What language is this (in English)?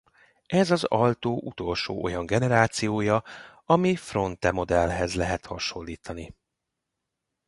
Hungarian